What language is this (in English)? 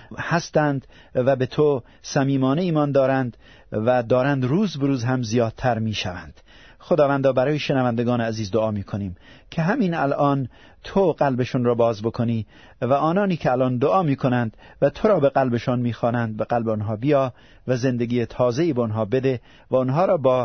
Persian